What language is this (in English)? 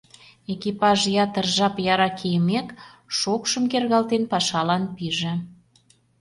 Mari